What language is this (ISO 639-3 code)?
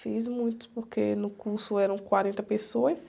por